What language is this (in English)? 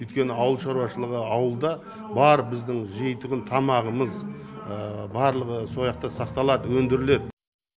Kazakh